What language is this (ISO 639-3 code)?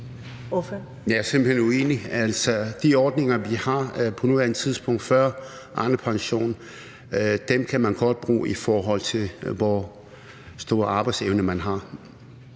dan